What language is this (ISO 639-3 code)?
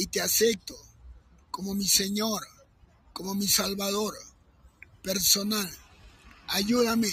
spa